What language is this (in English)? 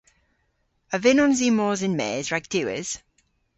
Cornish